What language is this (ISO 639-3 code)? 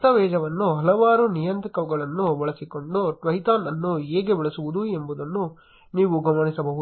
kan